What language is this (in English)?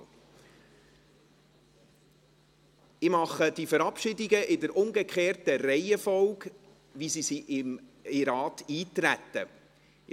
Swiss German